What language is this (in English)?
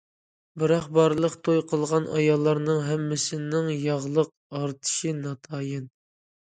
Uyghur